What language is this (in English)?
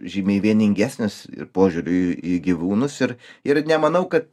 Lithuanian